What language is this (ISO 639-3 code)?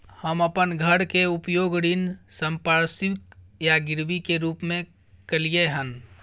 mai